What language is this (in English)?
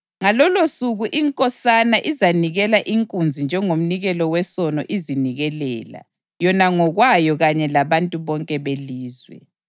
North Ndebele